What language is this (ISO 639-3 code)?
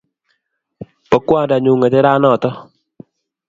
kln